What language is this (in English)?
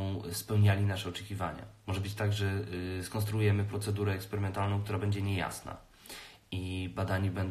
Polish